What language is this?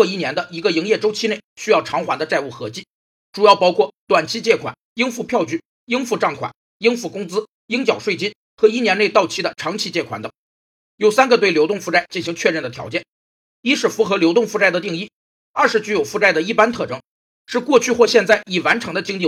Chinese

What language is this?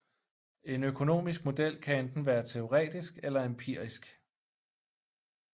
Danish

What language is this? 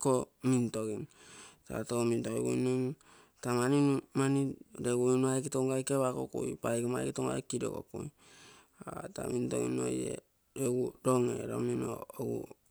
Terei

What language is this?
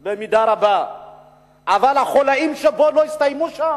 Hebrew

